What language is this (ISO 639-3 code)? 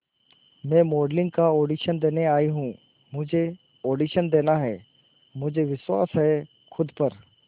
hin